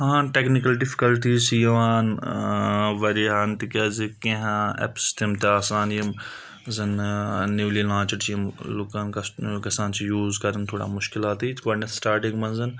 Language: Kashmiri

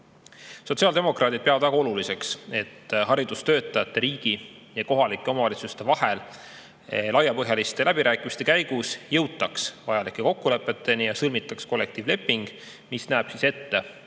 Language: Estonian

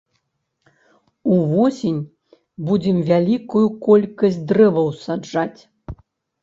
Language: Belarusian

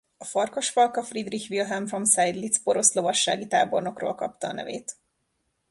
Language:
Hungarian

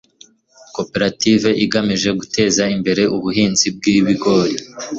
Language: Kinyarwanda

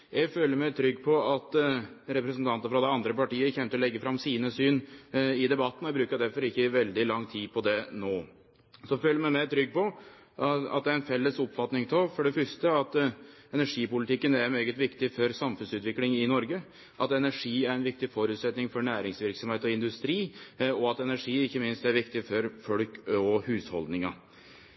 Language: Norwegian Nynorsk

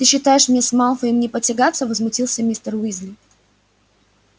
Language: Russian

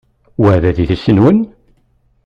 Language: Kabyle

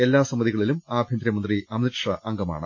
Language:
Malayalam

